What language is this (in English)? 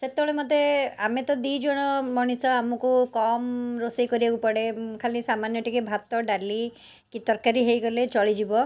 Odia